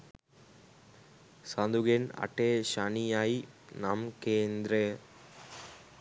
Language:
Sinhala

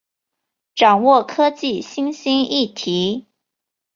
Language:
Chinese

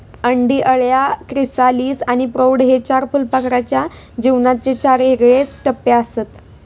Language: Marathi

